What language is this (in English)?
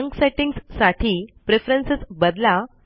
Marathi